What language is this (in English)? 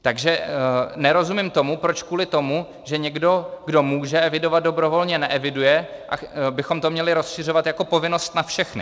Czech